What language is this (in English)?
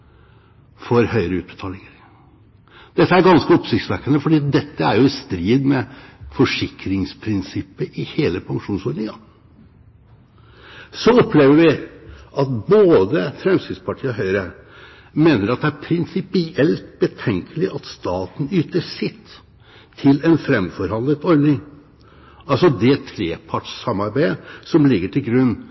Norwegian Bokmål